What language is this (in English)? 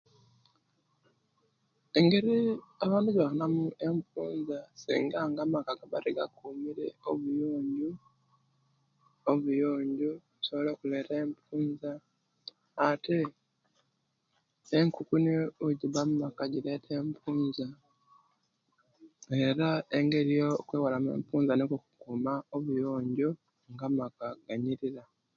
Kenyi